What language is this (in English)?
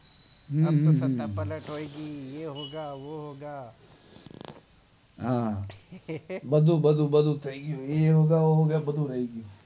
Gujarati